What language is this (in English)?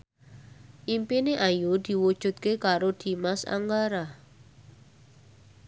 Javanese